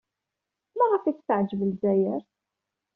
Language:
Kabyle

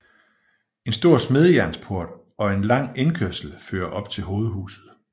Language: Danish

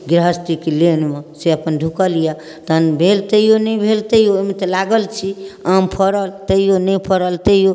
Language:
Maithili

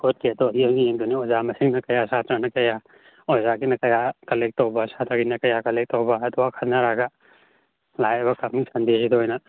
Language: Manipuri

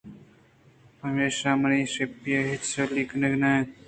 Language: Eastern Balochi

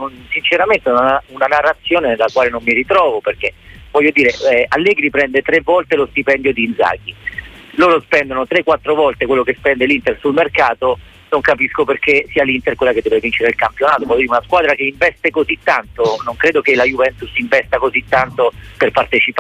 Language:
Italian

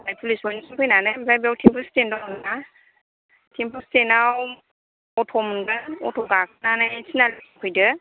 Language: Bodo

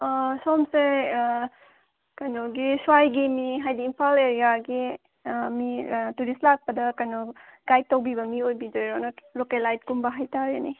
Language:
Manipuri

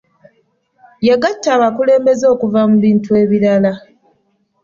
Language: Ganda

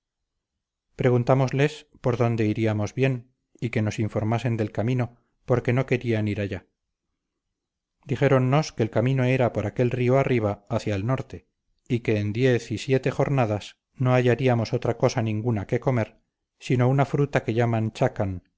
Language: Spanish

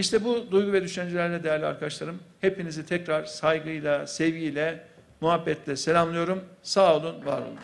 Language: Turkish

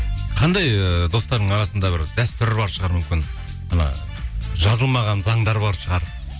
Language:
Kazakh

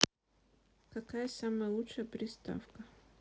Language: Russian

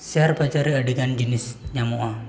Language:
Santali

